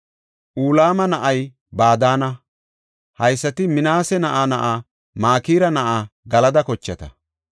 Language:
Gofa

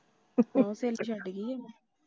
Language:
Punjabi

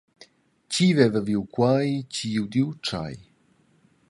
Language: Romansh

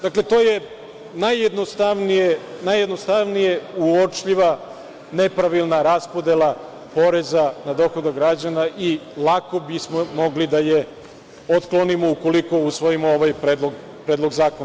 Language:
Serbian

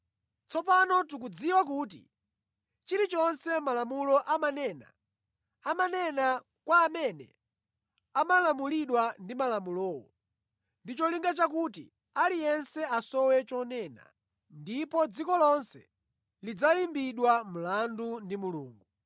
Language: Nyanja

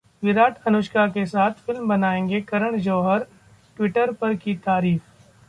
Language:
Hindi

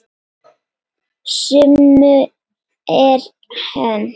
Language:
Icelandic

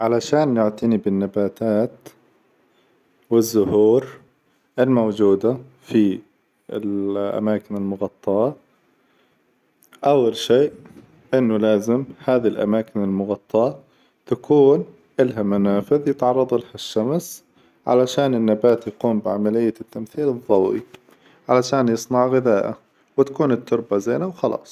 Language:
Hijazi Arabic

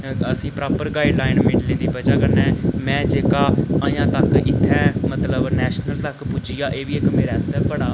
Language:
Dogri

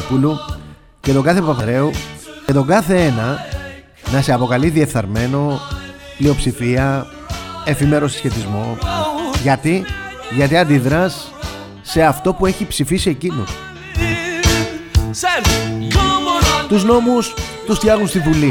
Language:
Greek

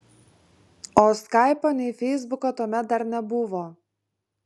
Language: Lithuanian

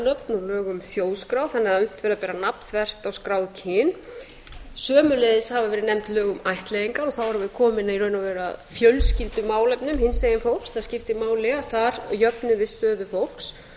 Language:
Icelandic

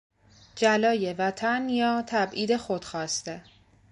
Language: Persian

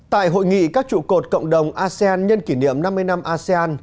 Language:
Vietnamese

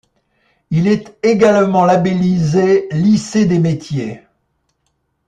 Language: French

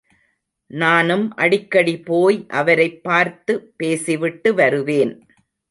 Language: Tamil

